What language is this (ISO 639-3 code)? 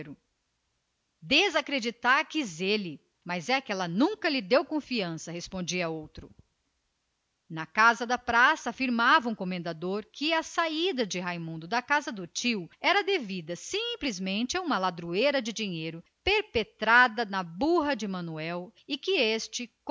por